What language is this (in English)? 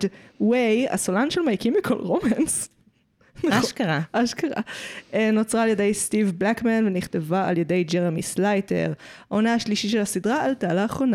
Hebrew